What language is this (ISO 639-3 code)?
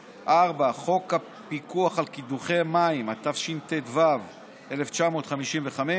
heb